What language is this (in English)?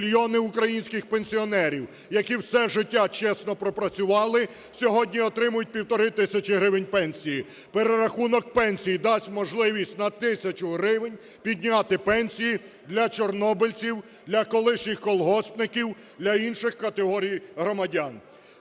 Ukrainian